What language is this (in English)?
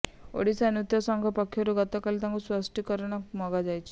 Odia